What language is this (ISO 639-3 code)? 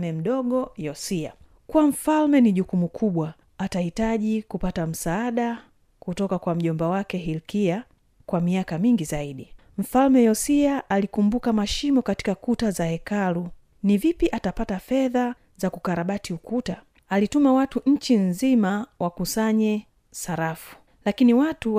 swa